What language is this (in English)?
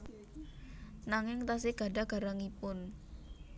Javanese